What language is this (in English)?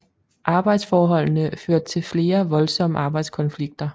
Danish